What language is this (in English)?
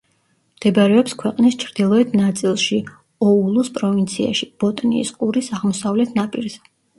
Georgian